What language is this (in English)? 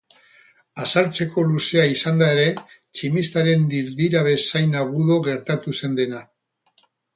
Basque